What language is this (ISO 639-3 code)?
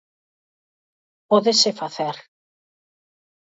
glg